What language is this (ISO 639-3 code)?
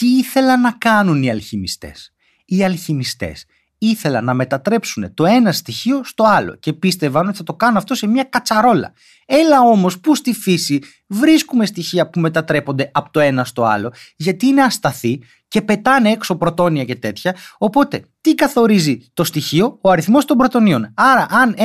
ell